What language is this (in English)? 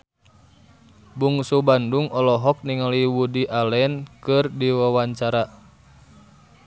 Sundanese